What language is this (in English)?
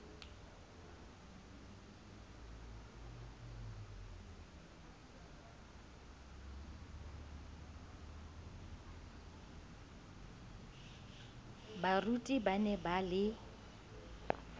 Southern Sotho